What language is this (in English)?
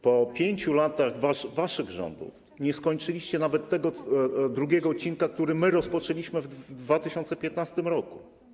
Polish